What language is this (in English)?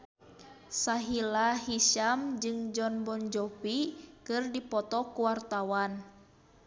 Sundanese